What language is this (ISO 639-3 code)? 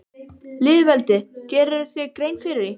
isl